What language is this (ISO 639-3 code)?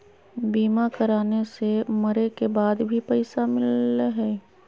mag